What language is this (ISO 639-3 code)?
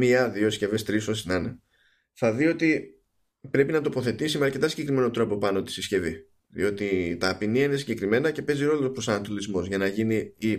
ell